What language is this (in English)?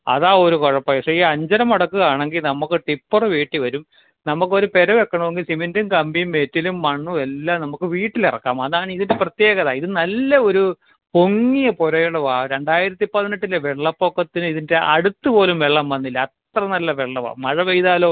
Malayalam